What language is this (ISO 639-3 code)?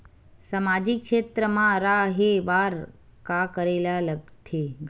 hne